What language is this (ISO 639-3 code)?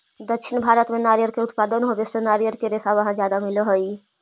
mag